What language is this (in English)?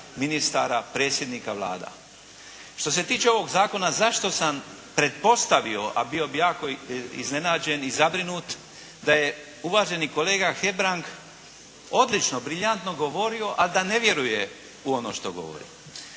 Croatian